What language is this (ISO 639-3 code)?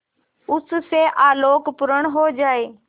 hin